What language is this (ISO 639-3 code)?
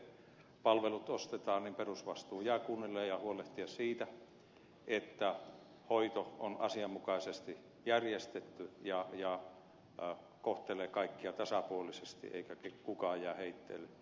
fin